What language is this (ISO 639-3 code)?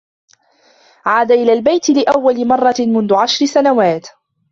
ara